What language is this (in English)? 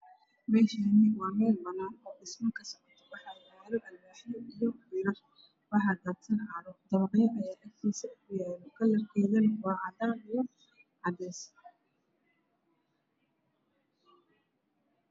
Somali